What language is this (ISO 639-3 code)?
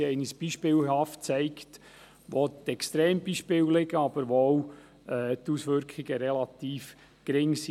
gsw